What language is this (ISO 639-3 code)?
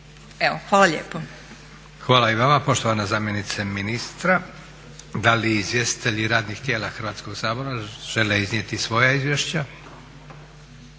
hrv